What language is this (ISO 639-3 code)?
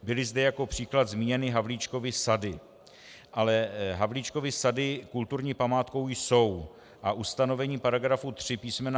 ces